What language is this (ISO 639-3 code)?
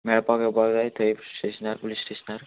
kok